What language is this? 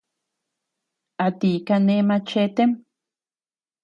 Tepeuxila Cuicatec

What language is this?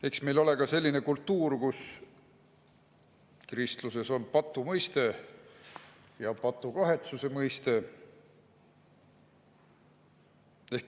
Estonian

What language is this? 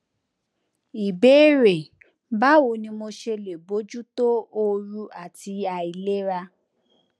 Yoruba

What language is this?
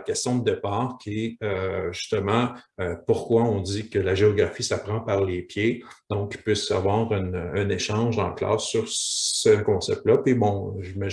French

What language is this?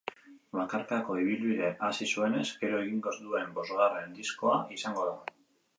Basque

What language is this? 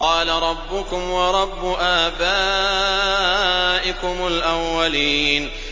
Arabic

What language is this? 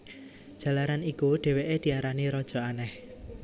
Javanese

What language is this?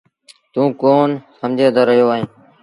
Sindhi Bhil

